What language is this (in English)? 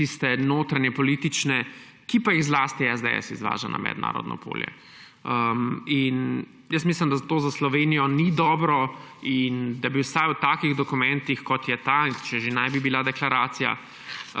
Slovenian